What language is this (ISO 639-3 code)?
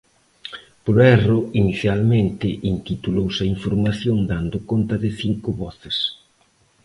glg